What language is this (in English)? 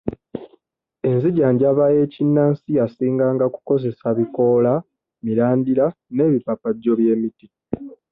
Ganda